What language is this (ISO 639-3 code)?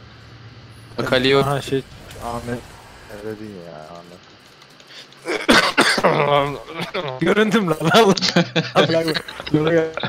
tur